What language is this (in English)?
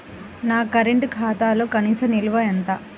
Telugu